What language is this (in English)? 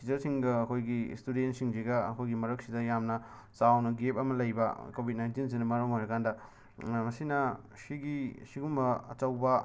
Manipuri